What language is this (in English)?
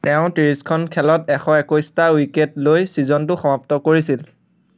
Assamese